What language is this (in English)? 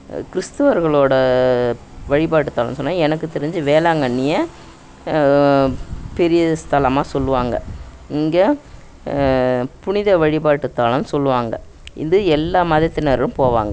Tamil